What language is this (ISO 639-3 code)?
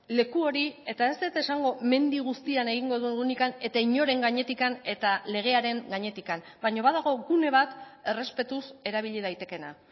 eus